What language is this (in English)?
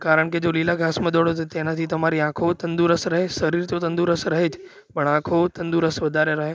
Gujarati